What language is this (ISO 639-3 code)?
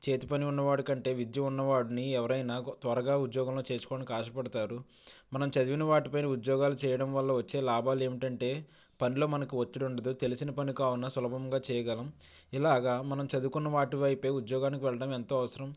tel